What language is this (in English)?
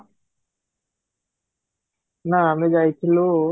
Odia